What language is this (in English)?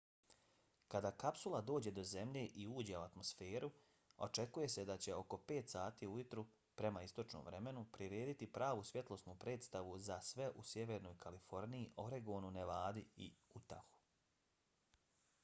Bosnian